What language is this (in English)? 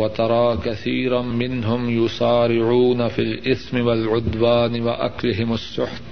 Urdu